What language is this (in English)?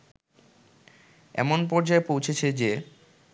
Bangla